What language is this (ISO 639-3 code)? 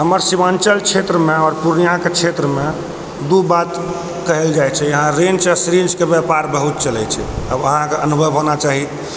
mai